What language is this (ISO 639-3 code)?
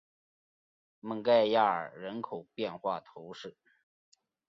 zho